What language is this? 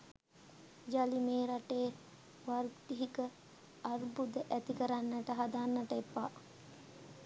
Sinhala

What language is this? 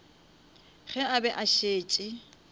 Northern Sotho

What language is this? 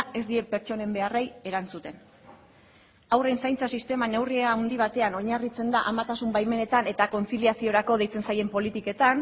Basque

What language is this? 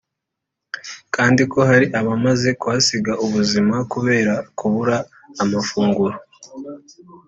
Kinyarwanda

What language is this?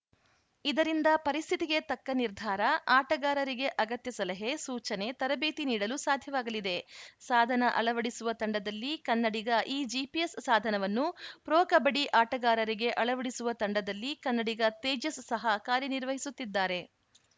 Kannada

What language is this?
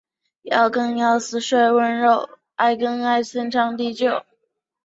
Chinese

